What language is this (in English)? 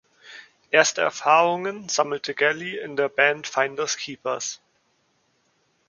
German